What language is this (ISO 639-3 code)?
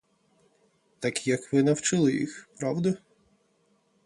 ukr